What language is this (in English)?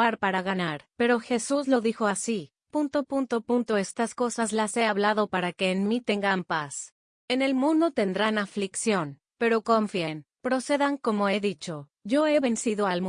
Spanish